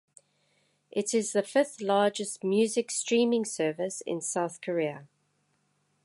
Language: English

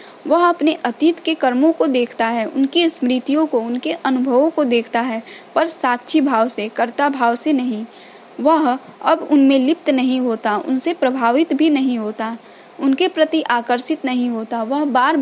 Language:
Hindi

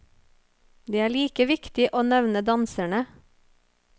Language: Norwegian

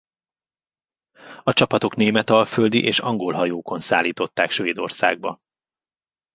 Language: Hungarian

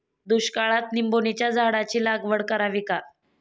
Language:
Marathi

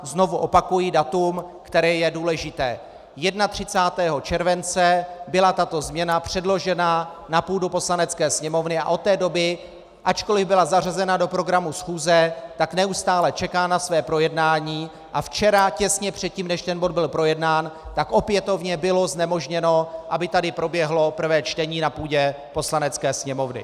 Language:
Czech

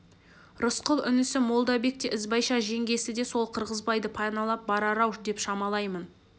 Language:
Kazakh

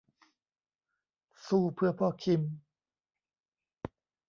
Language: Thai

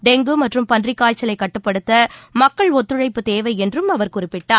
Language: Tamil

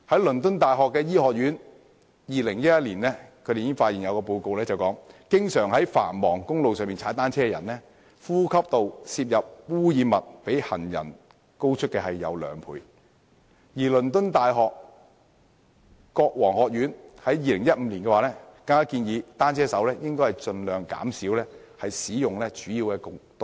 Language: Cantonese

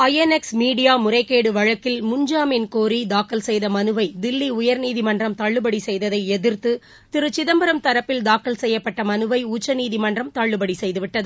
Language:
Tamil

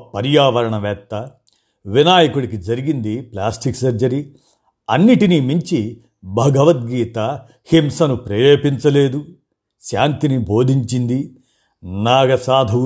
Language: Telugu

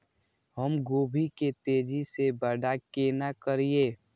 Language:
Maithili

